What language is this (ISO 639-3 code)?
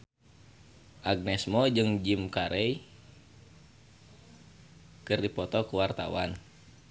sun